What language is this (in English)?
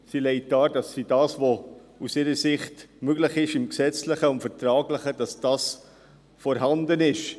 Swiss German